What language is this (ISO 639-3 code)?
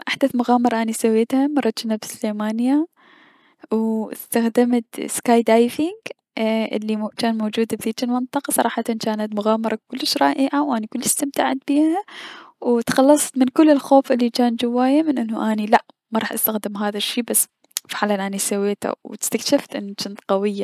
acm